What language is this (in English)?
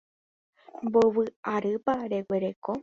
Guarani